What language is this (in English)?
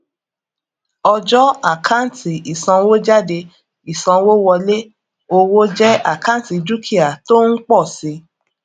Yoruba